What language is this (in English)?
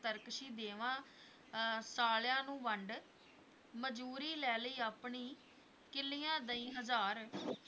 Punjabi